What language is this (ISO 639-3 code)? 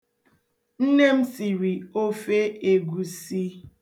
ibo